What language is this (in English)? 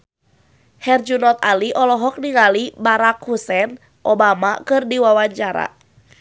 Sundanese